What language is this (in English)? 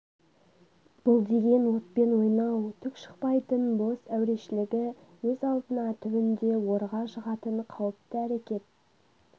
Kazakh